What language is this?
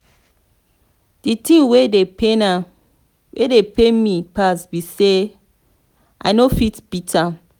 Nigerian Pidgin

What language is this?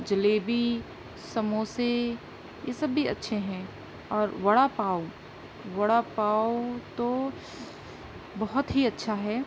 Urdu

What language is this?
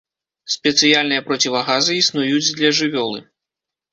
Belarusian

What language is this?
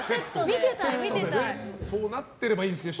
Japanese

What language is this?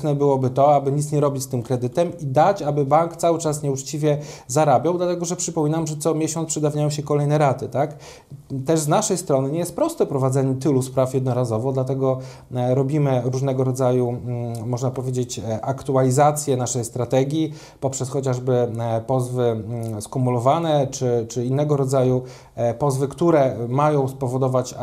Polish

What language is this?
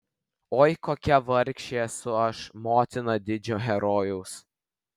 Lithuanian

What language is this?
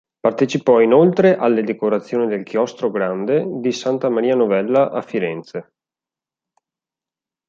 Italian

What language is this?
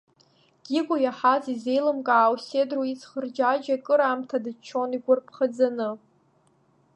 Abkhazian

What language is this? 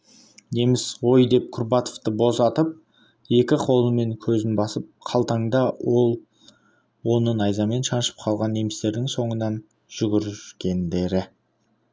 Kazakh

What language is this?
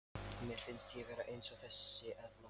Icelandic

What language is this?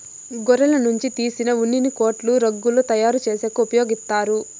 Telugu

